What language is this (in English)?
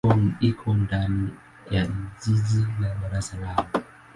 Swahili